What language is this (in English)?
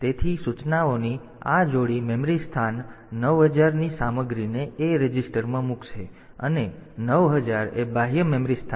Gujarati